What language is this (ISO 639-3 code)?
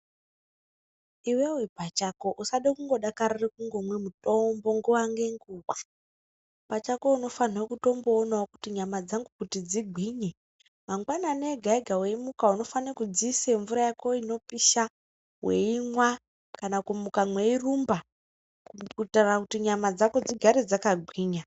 ndc